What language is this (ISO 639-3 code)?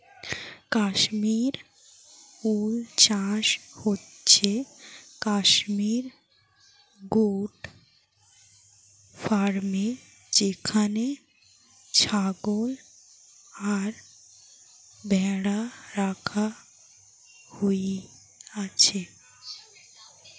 ben